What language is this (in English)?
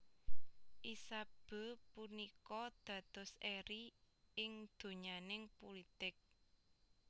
Javanese